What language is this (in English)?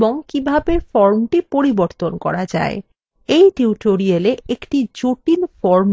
Bangla